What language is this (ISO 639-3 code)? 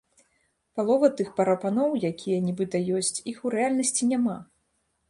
bel